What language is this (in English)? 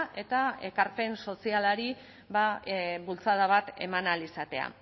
Basque